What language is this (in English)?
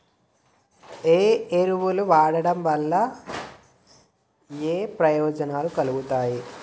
Telugu